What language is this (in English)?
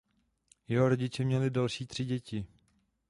Czech